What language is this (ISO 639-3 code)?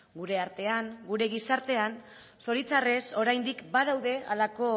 eus